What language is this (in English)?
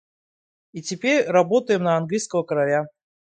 Russian